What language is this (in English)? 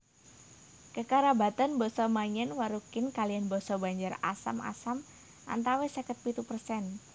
Javanese